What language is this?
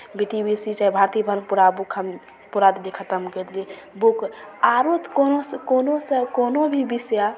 Maithili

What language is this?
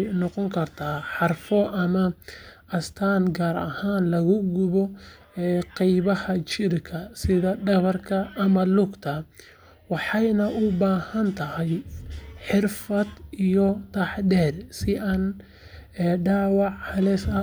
Somali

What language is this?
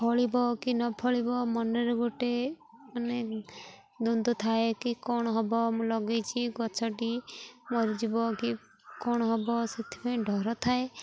Odia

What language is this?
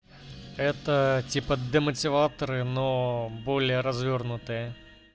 Russian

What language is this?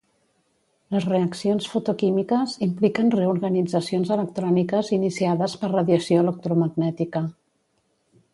Catalan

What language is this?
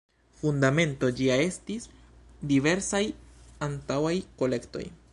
Esperanto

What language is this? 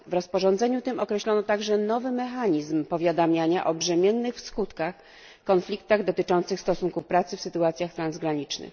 Polish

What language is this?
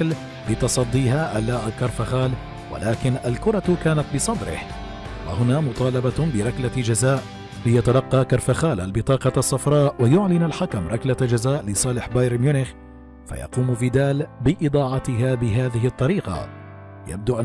Arabic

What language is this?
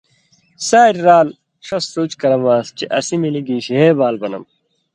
Indus Kohistani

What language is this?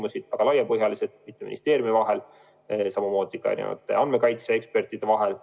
Estonian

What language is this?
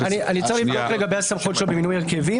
Hebrew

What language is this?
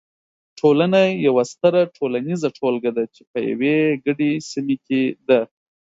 Pashto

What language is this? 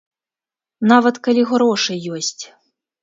Belarusian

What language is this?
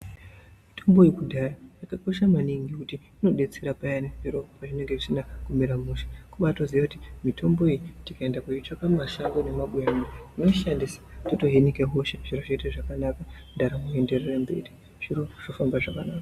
Ndau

